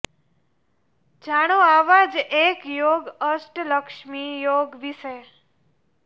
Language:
Gujarati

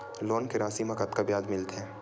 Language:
Chhattisgarhi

